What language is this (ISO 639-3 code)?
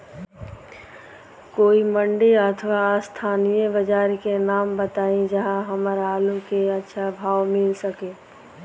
bho